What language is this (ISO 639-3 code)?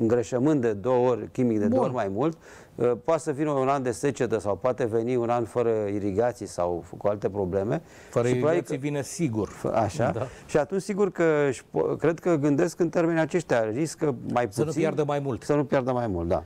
ron